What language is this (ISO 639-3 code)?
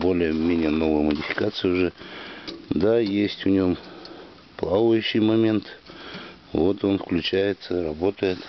rus